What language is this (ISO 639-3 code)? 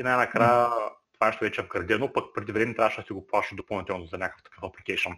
bul